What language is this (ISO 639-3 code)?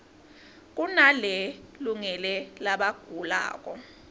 ssw